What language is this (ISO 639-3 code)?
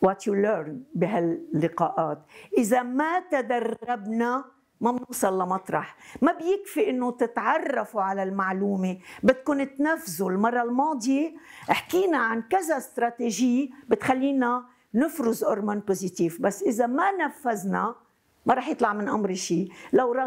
ara